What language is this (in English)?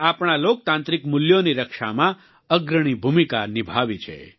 Gujarati